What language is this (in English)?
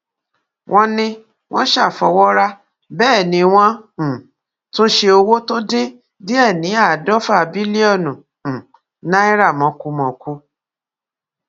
Yoruba